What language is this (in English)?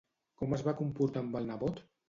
Catalan